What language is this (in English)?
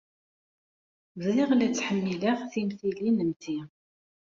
Kabyle